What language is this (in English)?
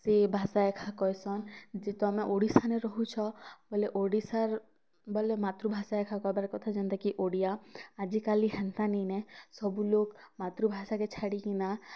Odia